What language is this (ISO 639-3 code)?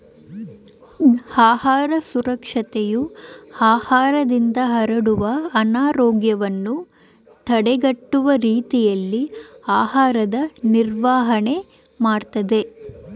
kan